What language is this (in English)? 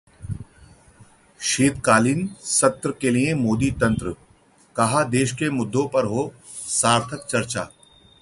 Hindi